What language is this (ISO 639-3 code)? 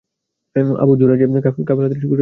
ben